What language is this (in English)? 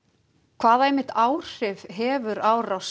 Icelandic